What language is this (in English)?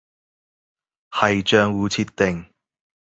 Cantonese